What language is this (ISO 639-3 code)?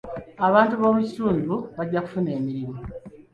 lug